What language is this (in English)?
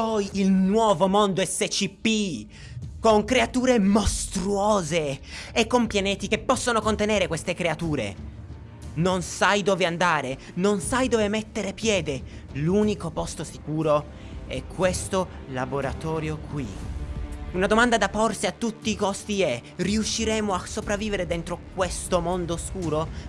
Italian